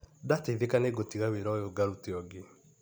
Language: Kikuyu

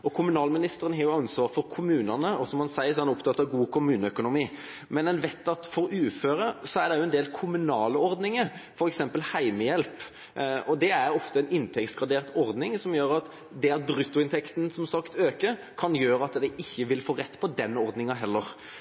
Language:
Norwegian Bokmål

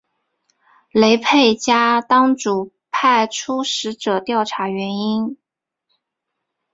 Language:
Chinese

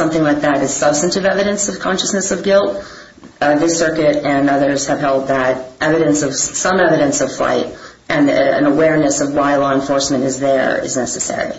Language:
English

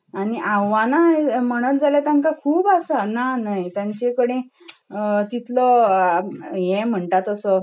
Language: Konkani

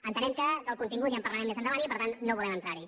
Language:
Catalan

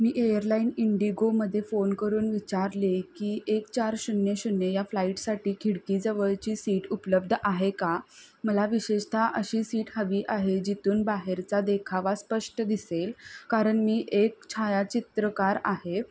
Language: Marathi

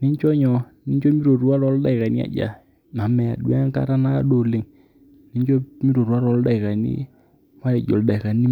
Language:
Masai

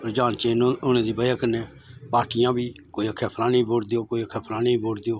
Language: Dogri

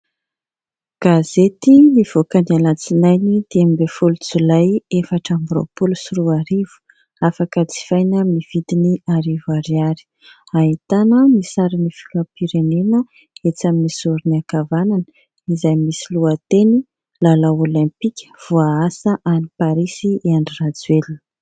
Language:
Malagasy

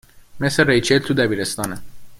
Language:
Persian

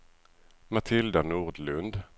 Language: Swedish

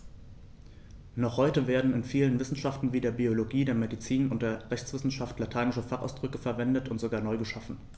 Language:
German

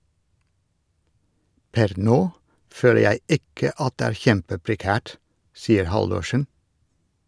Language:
Norwegian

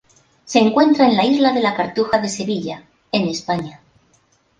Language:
Spanish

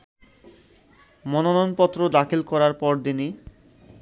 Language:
Bangla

